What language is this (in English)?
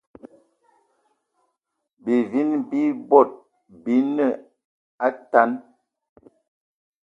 Eton (Cameroon)